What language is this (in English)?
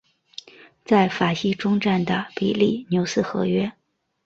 Chinese